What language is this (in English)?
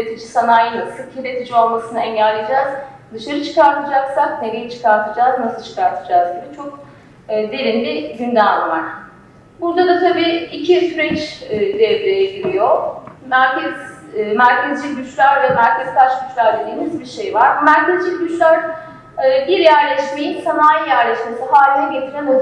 Turkish